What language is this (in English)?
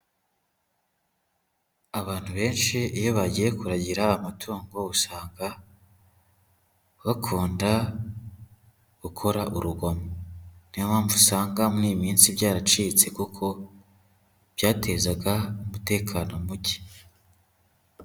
Kinyarwanda